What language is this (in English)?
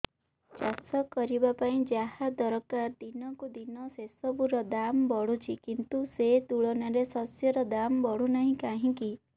Odia